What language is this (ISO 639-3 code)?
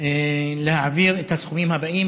heb